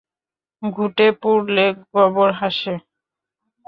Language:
Bangla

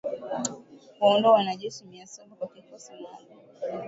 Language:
Swahili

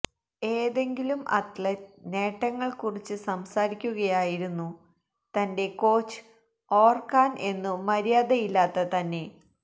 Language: Malayalam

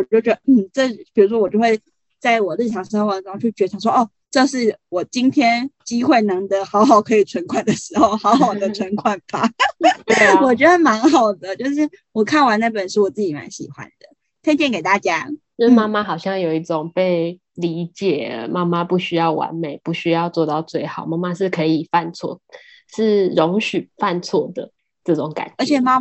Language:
Chinese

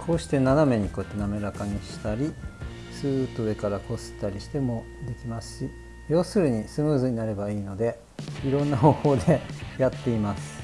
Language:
Japanese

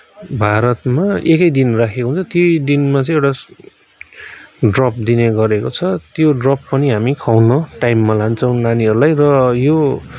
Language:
Nepali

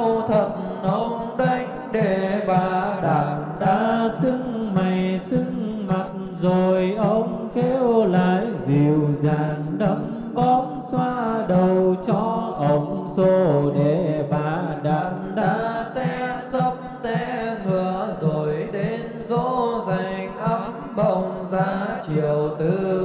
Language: Vietnamese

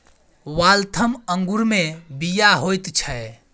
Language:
Maithili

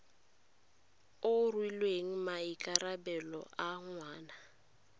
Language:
Tswana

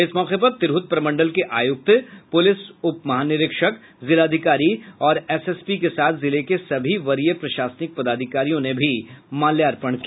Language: Hindi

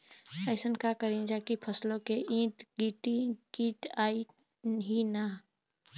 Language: Bhojpuri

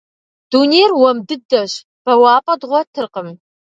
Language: Kabardian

